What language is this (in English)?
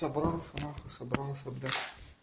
Russian